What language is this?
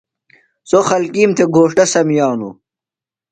Phalura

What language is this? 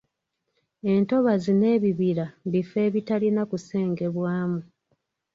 Ganda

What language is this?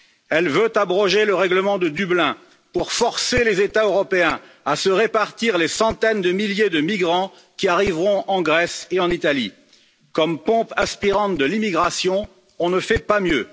French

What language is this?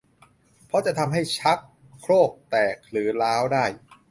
Thai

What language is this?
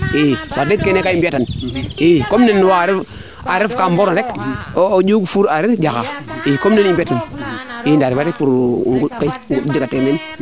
Serer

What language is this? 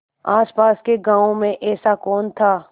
Hindi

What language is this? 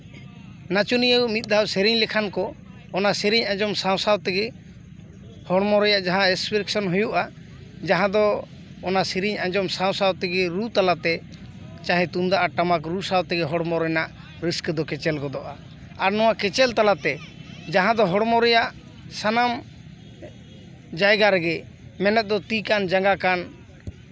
Santali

